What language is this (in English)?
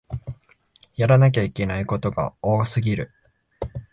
Japanese